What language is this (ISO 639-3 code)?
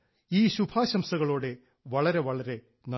mal